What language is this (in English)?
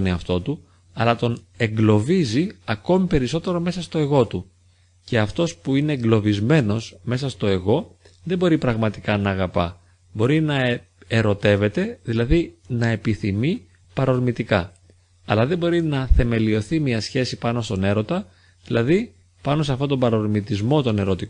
Greek